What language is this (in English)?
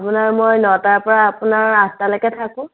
Assamese